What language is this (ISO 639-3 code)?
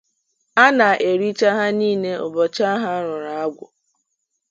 ibo